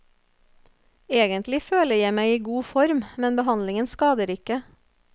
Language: Norwegian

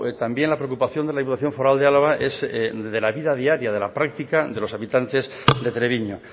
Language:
Spanish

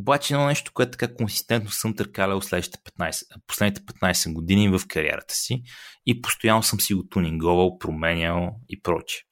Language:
Bulgarian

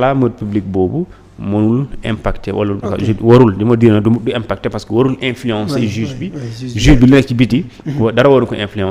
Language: French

